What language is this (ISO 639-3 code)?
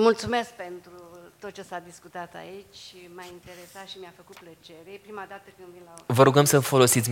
ron